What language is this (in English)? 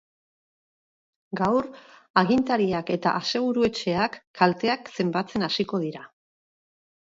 Basque